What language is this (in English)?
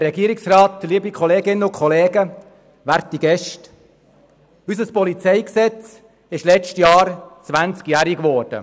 Swiss German